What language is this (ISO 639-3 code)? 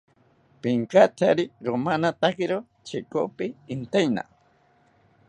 cpy